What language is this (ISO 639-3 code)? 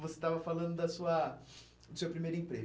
por